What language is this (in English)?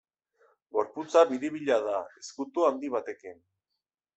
Basque